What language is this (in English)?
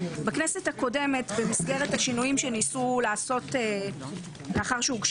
Hebrew